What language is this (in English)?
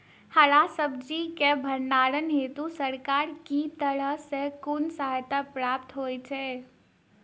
Maithili